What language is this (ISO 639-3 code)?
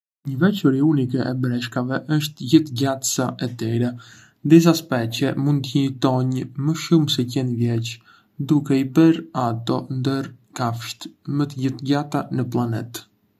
aae